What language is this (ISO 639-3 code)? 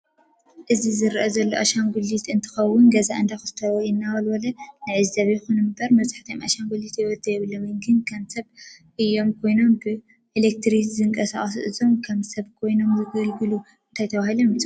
tir